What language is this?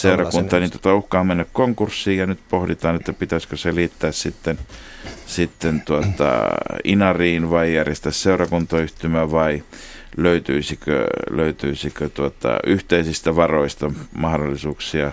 Finnish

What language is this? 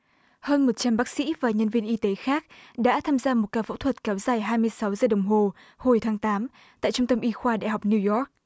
Vietnamese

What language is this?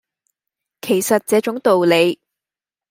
Cantonese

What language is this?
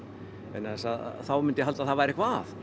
Icelandic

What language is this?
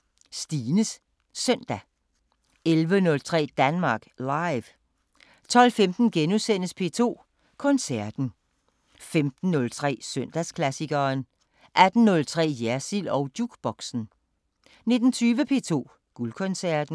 Danish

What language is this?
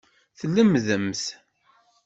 Kabyle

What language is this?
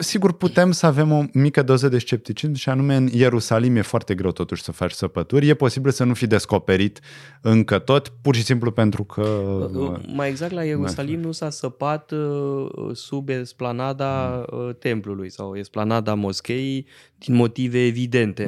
Romanian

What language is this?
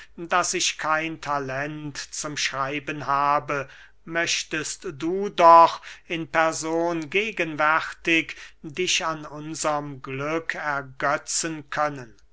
German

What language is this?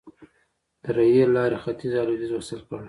Pashto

